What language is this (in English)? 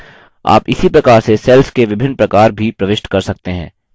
Hindi